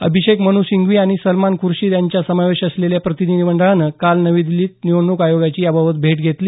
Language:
Marathi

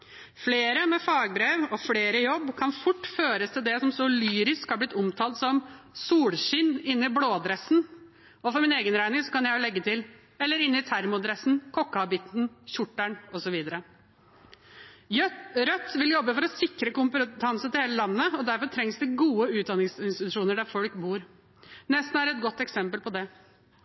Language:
Norwegian Bokmål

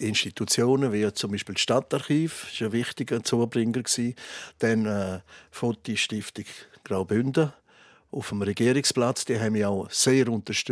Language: German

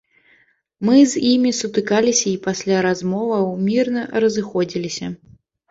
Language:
Belarusian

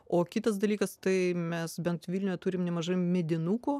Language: Lithuanian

